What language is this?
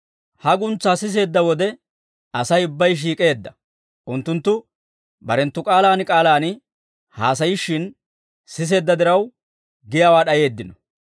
Dawro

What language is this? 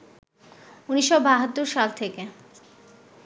Bangla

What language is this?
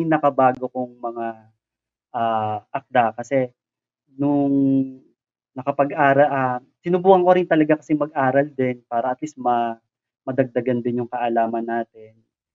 Filipino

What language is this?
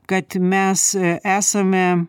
Lithuanian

